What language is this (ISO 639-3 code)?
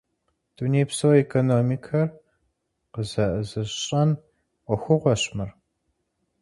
kbd